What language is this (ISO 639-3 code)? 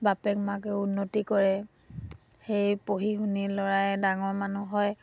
asm